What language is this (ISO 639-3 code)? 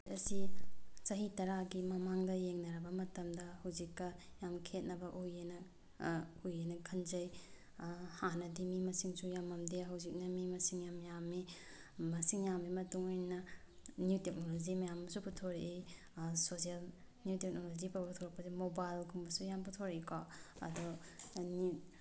mni